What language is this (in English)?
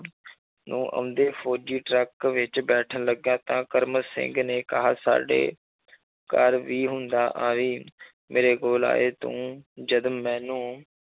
Punjabi